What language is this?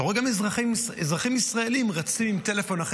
Hebrew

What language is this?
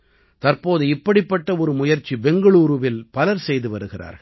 Tamil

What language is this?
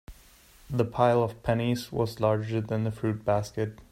English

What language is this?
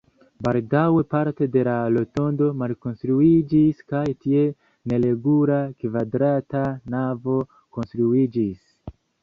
Esperanto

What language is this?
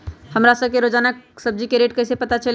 Magahi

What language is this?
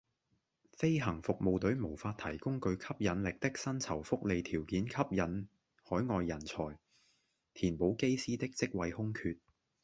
Cantonese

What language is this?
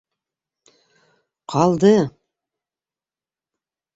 Bashkir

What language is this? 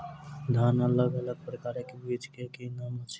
Maithili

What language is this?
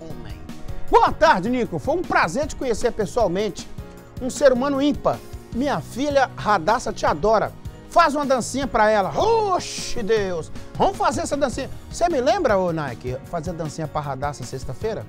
Portuguese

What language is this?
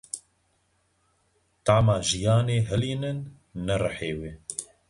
Kurdish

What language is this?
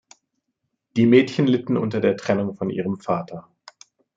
German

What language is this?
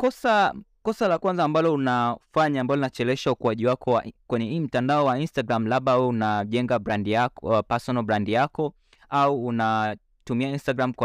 Swahili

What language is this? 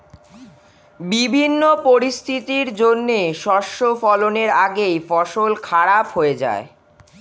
Bangla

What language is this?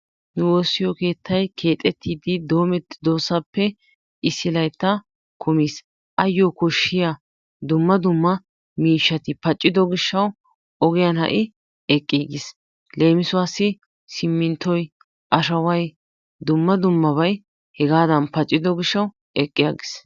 Wolaytta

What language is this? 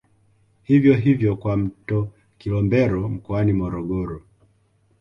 Swahili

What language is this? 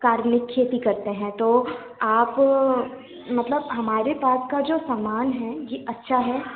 Hindi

